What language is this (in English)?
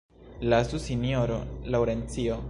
Esperanto